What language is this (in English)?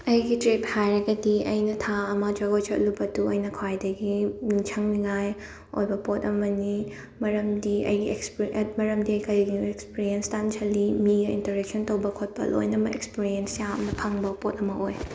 Manipuri